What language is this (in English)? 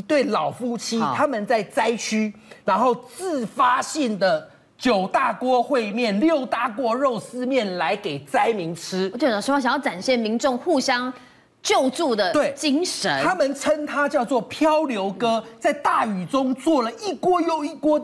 Chinese